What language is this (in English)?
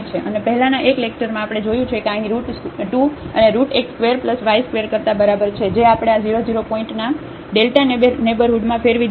Gujarati